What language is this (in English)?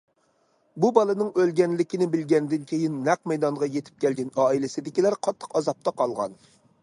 Uyghur